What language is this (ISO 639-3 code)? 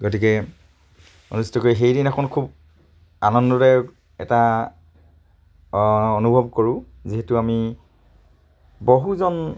asm